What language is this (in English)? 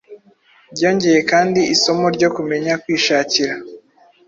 Kinyarwanda